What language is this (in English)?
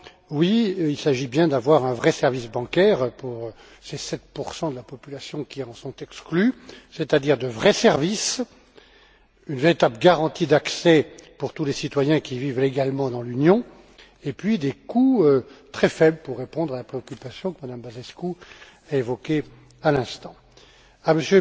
French